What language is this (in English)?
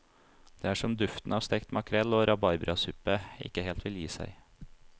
Norwegian